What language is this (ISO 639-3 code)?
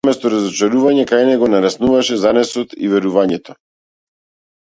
mkd